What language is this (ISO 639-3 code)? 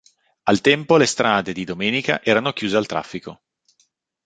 ita